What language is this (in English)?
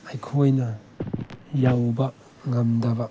Manipuri